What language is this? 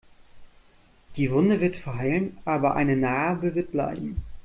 German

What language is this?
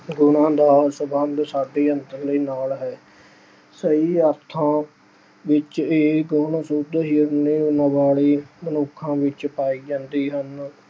Punjabi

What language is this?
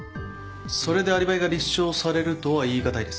Japanese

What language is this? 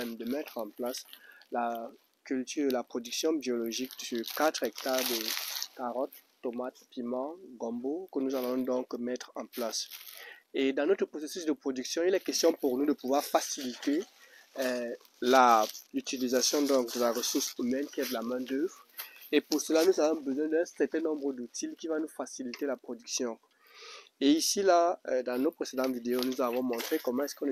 French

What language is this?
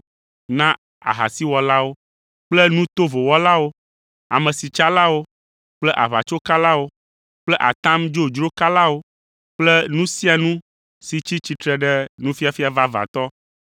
Ewe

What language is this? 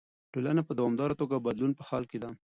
Pashto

